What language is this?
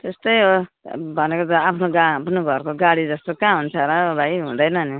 Nepali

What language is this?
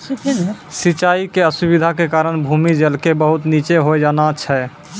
Maithili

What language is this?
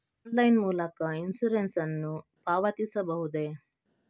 Kannada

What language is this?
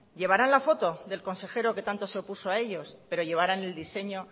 Spanish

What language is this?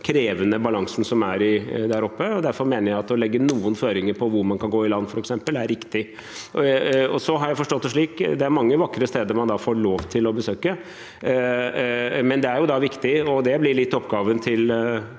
Norwegian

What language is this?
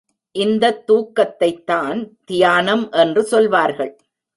Tamil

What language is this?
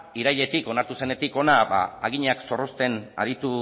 Basque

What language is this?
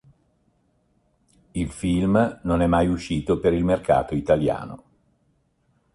Italian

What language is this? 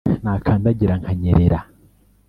Kinyarwanda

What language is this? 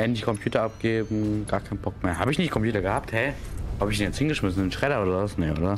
German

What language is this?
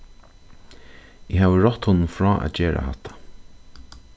Faroese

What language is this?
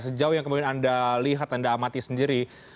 Indonesian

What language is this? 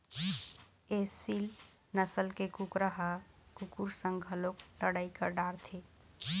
Chhattisgarhi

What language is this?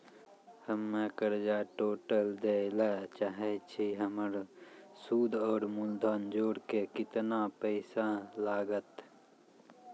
Maithili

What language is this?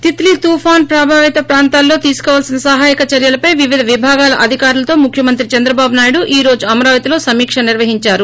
Telugu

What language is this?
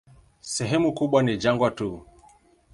Swahili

